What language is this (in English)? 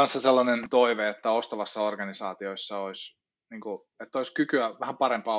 Finnish